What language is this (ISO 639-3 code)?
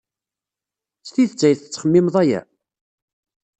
kab